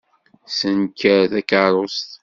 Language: Kabyle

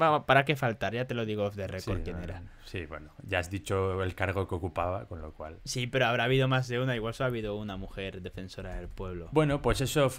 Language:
Spanish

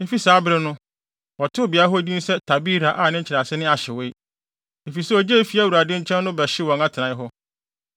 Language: Akan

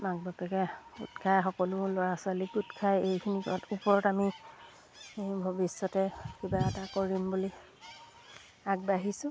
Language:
Assamese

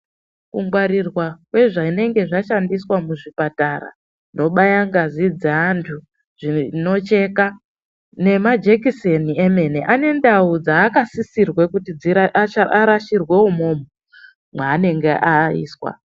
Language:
Ndau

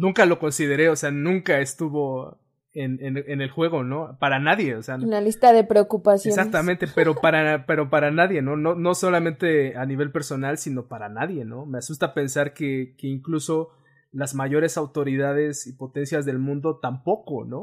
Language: Spanish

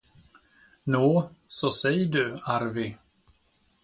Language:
Swedish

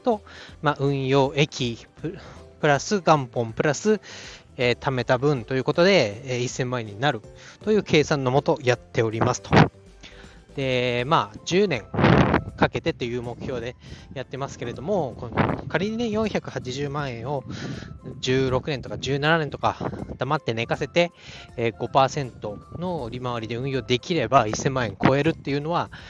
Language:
Japanese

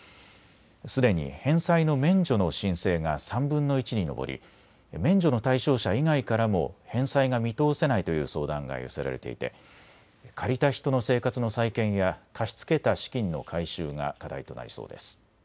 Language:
Japanese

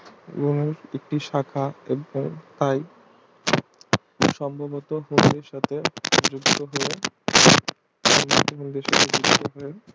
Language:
Bangla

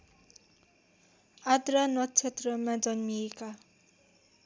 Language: Nepali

